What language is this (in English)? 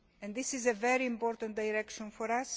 English